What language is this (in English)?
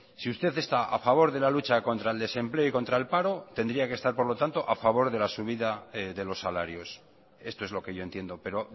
Spanish